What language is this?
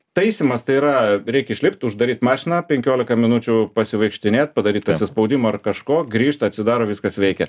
Lithuanian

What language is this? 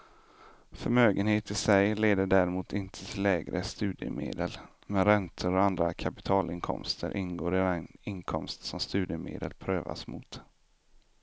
Swedish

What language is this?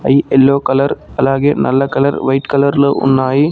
Telugu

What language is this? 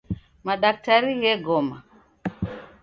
Taita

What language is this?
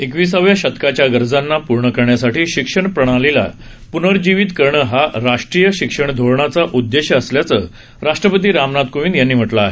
Marathi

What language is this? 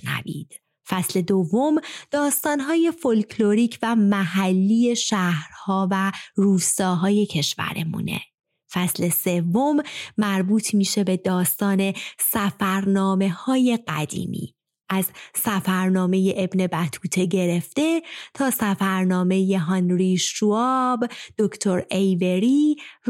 Persian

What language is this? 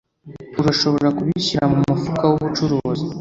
Kinyarwanda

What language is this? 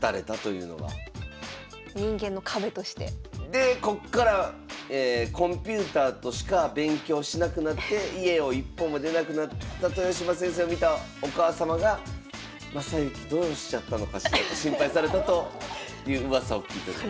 Japanese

